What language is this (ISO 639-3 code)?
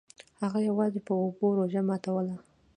pus